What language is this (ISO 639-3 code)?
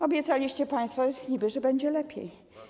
pol